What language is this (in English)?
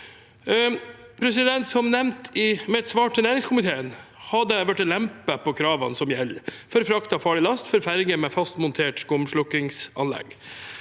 Norwegian